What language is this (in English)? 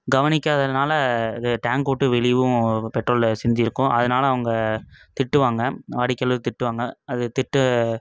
Tamil